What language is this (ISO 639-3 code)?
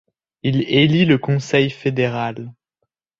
fra